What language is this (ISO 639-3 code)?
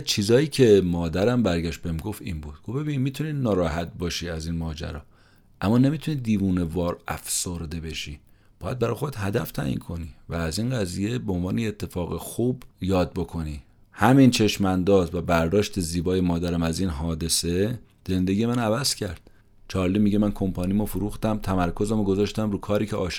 fas